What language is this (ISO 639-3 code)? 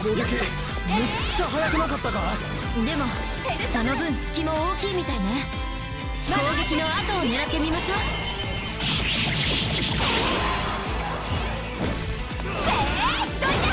jpn